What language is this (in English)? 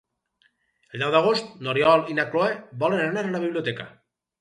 Catalan